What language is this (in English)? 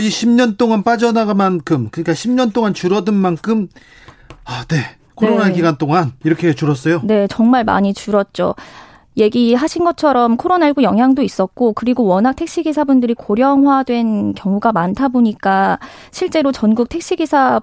Korean